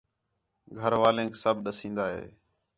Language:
Khetrani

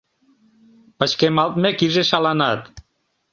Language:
Mari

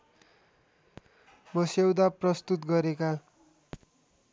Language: Nepali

